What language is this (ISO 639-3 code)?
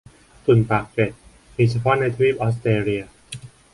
tha